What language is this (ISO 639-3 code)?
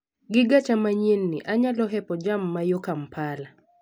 luo